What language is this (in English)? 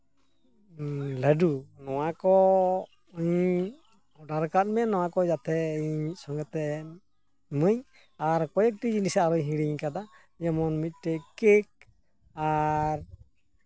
Santali